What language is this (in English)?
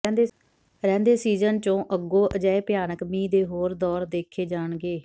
Punjabi